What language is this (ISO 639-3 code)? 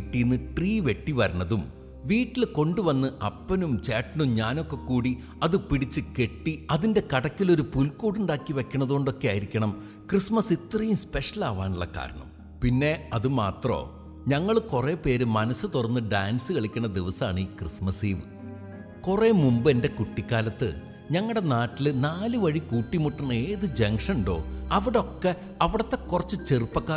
mal